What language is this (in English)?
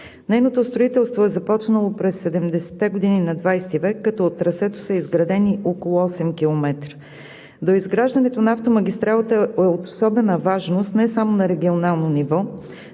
Bulgarian